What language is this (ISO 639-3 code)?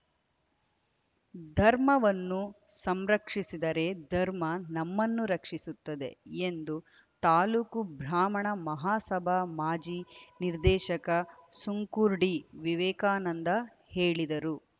kan